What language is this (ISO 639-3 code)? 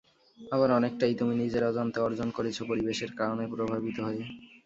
ben